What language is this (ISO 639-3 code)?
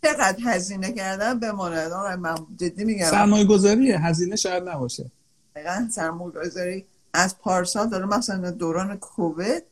fas